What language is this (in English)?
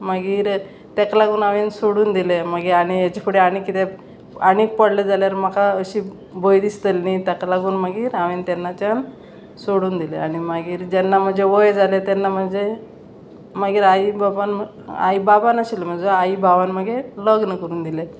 Konkani